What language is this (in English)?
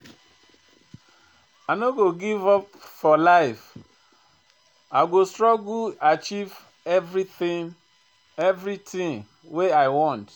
Nigerian Pidgin